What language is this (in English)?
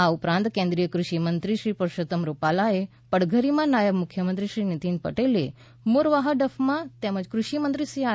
Gujarati